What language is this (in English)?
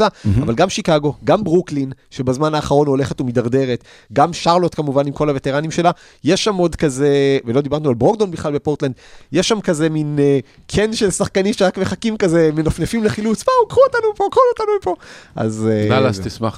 Hebrew